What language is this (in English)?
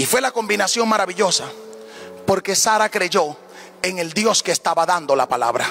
Spanish